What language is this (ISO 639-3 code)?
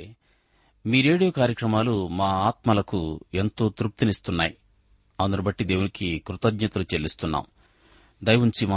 tel